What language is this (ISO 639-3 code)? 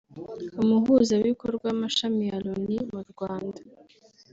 kin